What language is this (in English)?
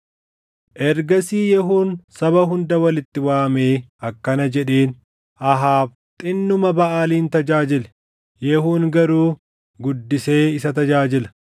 Oromo